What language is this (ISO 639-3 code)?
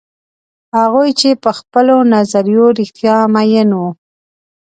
pus